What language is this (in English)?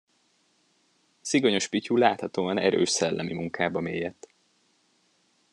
Hungarian